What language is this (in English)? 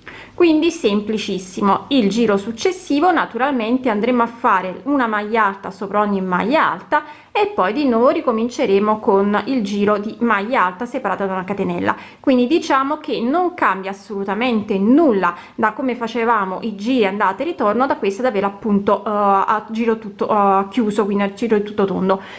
Italian